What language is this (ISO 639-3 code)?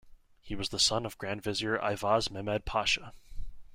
eng